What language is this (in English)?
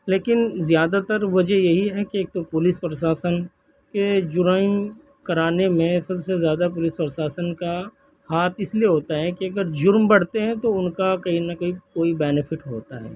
Urdu